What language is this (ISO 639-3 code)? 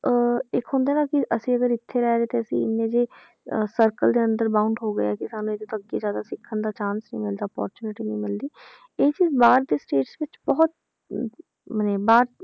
pan